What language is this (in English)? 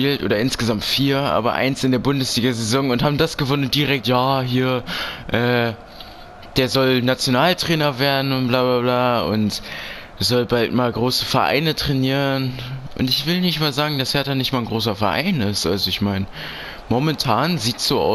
German